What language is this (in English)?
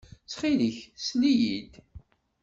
Kabyle